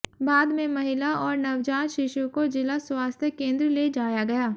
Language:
Hindi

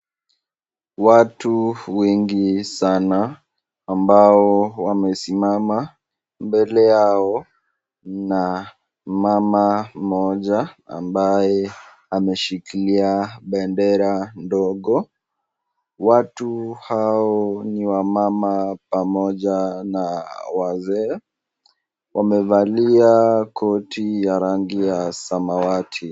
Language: Swahili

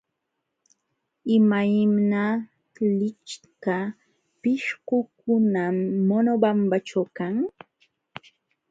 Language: Jauja Wanca Quechua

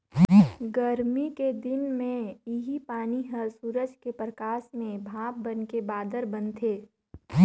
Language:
Chhattisgarhi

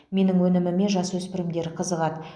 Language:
Kazakh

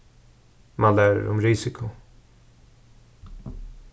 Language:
Faroese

